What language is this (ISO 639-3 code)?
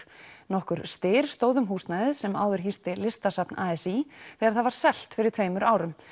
isl